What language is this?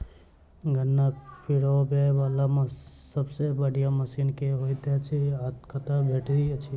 Maithili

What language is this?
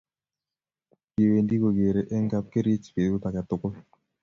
Kalenjin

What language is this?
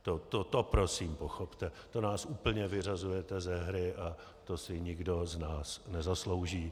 Czech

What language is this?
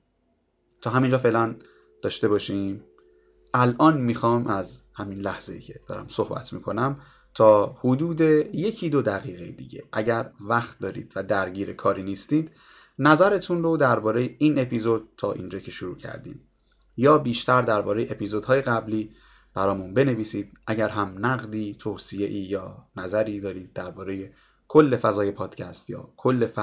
Persian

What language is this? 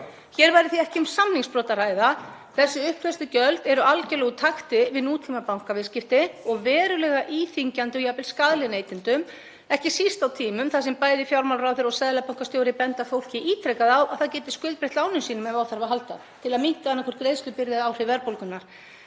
Icelandic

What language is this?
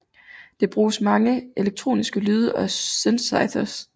Danish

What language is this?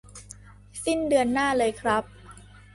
Thai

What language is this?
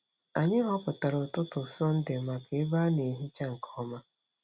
Igbo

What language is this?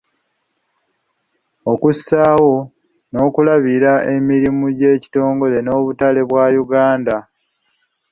Ganda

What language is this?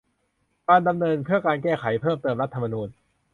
Thai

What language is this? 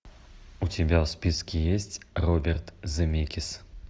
Russian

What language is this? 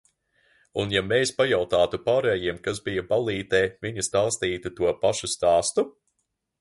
Latvian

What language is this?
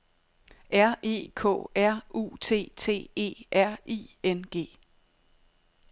Danish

